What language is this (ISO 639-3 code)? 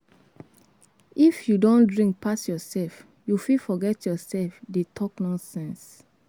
pcm